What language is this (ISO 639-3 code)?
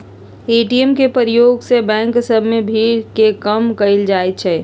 mag